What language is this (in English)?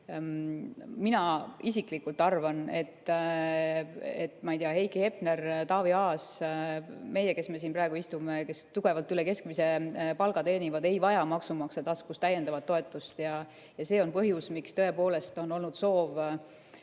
Estonian